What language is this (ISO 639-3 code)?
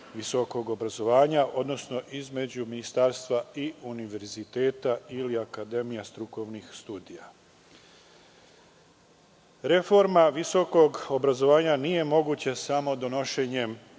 srp